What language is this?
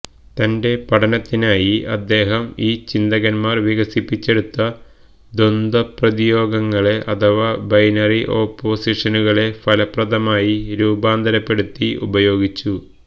Malayalam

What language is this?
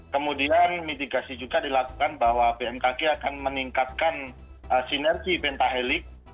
Indonesian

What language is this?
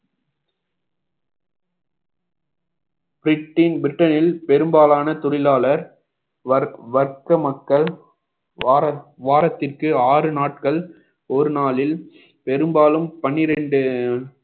Tamil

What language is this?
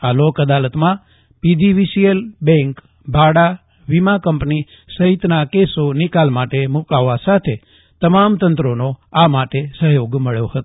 Gujarati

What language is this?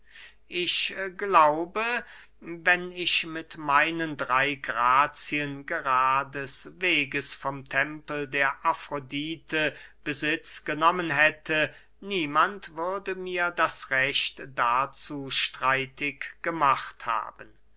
German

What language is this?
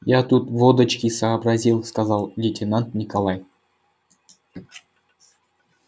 Russian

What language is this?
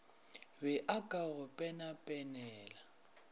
Northern Sotho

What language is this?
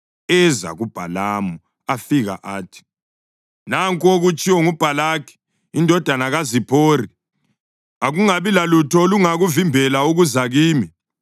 North Ndebele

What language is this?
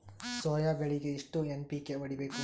Kannada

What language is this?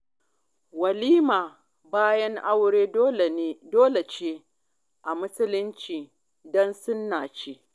Hausa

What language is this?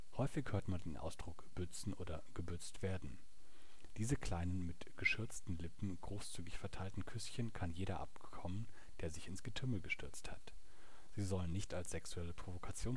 German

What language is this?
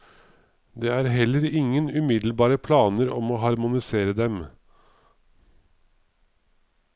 Norwegian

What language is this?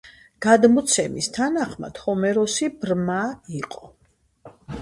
Georgian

